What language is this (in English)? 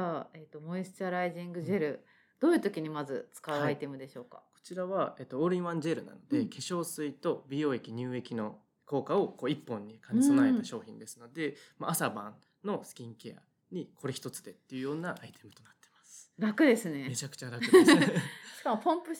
Japanese